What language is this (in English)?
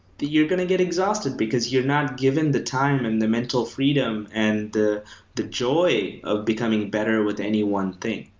English